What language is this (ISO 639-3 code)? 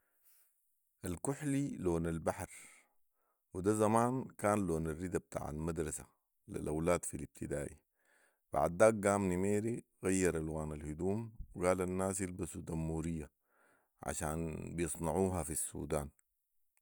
apd